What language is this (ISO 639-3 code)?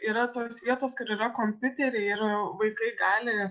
lit